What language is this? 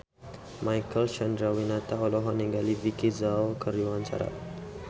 Sundanese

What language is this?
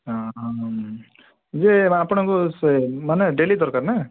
Odia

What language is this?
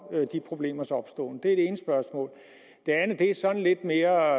Danish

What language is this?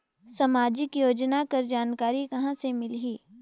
Chhattisgarhi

